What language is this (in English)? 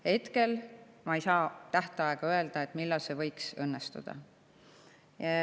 Estonian